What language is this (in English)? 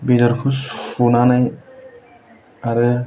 Bodo